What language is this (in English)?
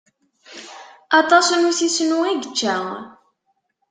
Kabyle